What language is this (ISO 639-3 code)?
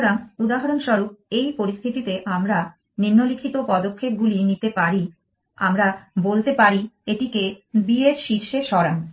ben